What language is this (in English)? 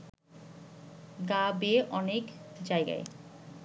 Bangla